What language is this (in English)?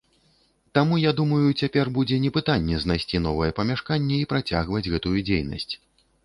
Belarusian